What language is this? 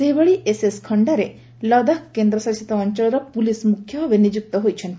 Odia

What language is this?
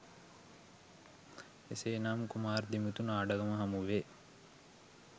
Sinhala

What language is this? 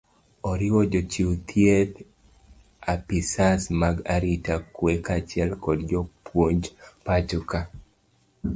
Luo (Kenya and Tanzania)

